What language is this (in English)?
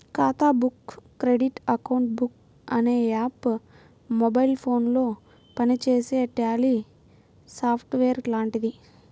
Telugu